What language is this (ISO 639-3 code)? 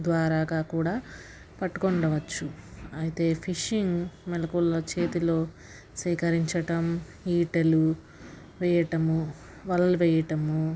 tel